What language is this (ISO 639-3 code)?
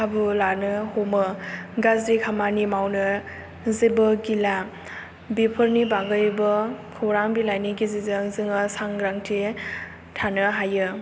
brx